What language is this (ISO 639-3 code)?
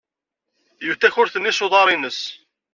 kab